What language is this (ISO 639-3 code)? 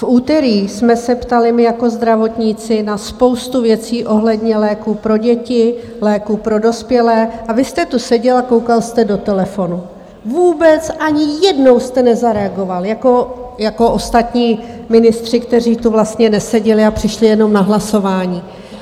ces